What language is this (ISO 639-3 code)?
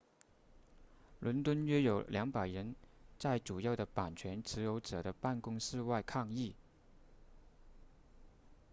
zho